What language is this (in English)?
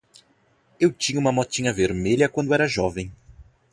Portuguese